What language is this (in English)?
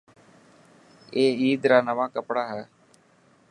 Dhatki